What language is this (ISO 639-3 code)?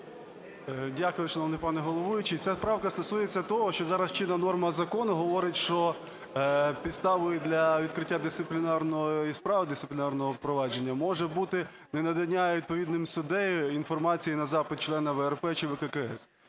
ukr